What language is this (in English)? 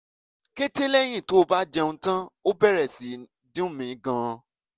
Yoruba